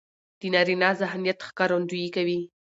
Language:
Pashto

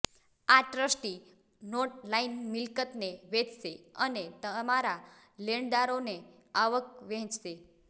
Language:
Gujarati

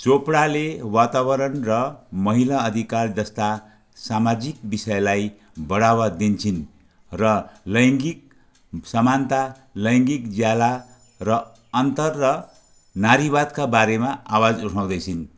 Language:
Nepali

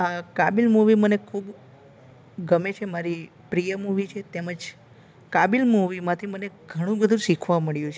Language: Gujarati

